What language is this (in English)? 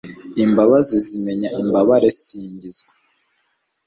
Kinyarwanda